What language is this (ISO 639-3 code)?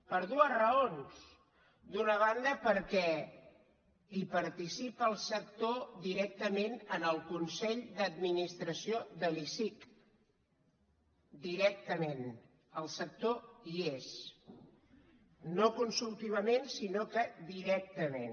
cat